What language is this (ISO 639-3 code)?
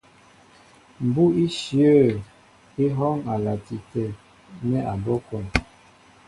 mbo